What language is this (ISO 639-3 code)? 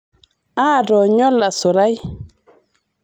mas